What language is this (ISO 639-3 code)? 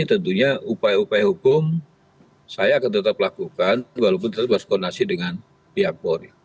ind